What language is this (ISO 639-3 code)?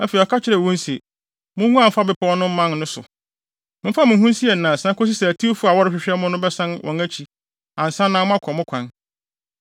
aka